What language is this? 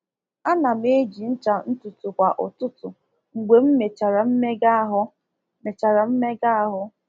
Igbo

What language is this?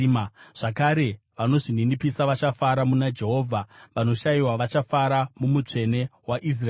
Shona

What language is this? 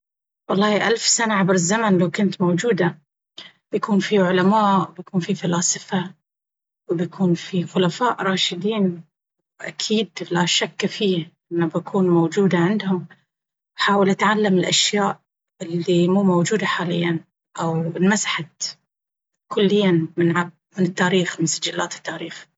Baharna Arabic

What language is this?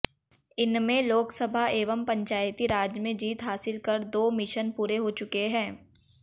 Hindi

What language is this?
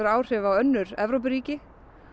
Icelandic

